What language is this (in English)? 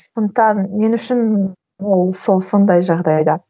Kazakh